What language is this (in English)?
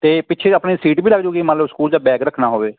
Punjabi